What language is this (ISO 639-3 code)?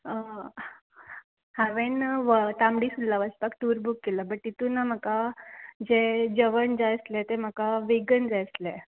kok